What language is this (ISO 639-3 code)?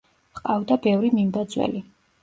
kat